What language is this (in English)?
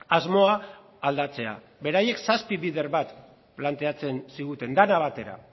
Basque